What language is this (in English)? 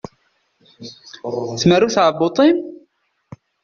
Kabyle